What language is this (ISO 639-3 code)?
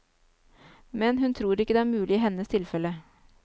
nor